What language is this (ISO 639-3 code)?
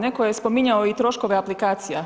hrv